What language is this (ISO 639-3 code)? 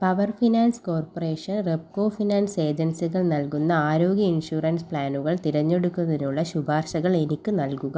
mal